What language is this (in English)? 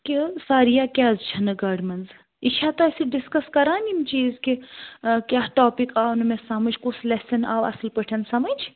Kashmiri